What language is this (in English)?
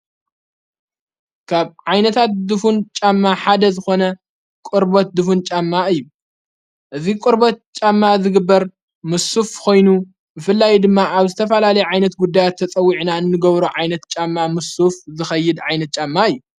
Tigrinya